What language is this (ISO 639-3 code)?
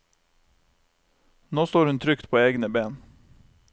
nor